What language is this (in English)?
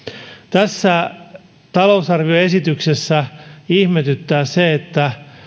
Finnish